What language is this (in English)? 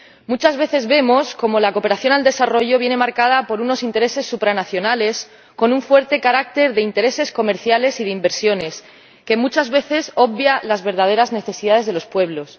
Spanish